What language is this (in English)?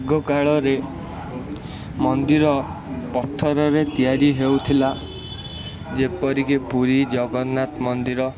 Odia